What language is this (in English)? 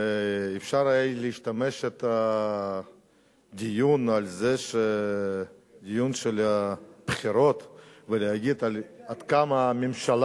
Hebrew